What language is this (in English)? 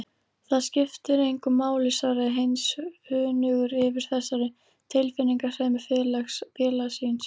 Icelandic